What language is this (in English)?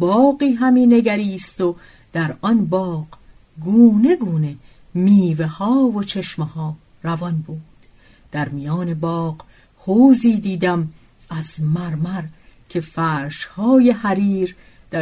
Persian